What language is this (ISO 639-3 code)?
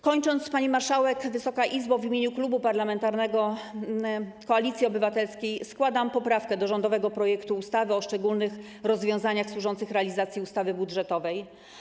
pol